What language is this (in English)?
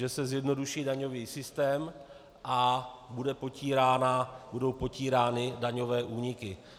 Czech